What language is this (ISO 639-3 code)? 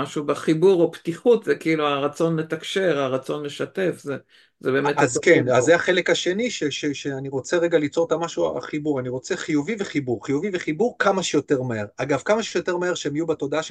heb